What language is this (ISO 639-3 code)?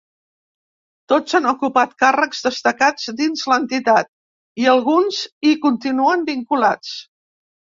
cat